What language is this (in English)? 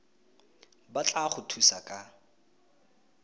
Tswana